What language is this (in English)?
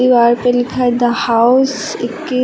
Hindi